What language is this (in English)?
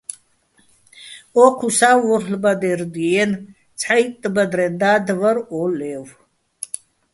Bats